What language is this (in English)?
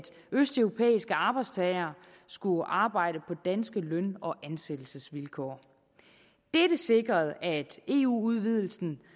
Danish